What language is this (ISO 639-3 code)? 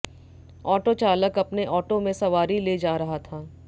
hin